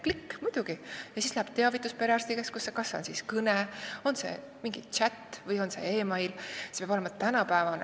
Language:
Estonian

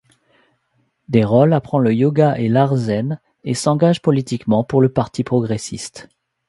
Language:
French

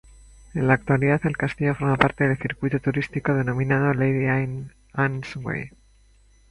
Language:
Spanish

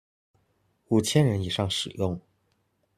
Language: Chinese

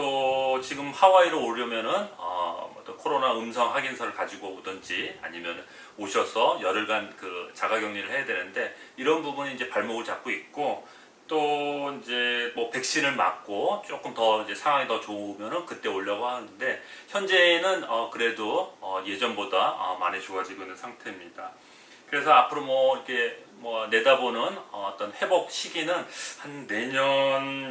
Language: Korean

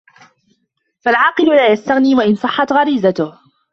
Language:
Arabic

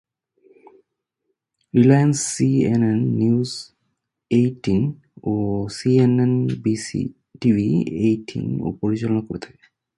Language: Bangla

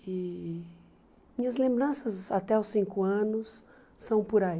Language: Portuguese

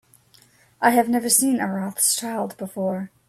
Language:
English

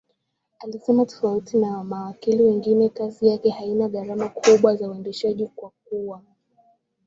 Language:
Swahili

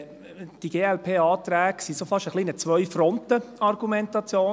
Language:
Swiss German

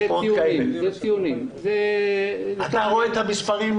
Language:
Hebrew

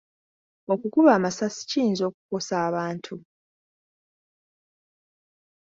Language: Ganda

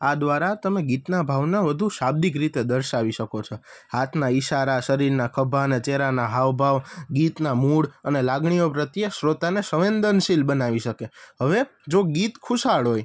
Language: Gujarati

